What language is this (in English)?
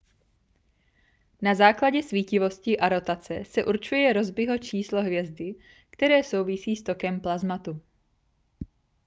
Czech